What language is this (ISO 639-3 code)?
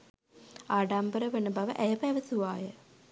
sin